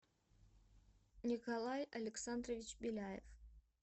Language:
Russian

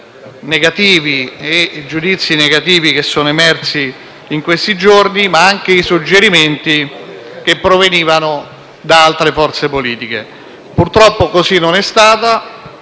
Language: Italian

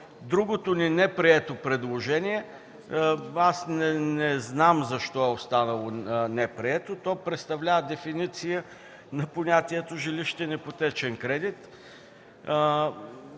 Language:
Bulgarian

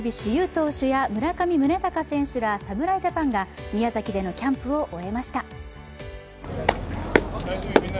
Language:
Japanese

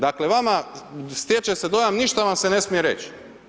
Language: Croatian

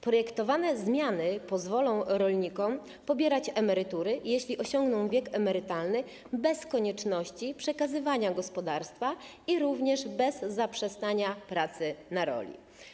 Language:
Polish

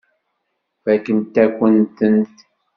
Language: Kabyle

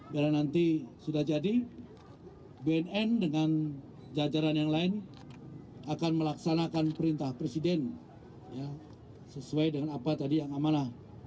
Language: Indonesian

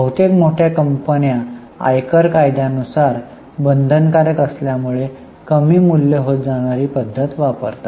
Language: Marathi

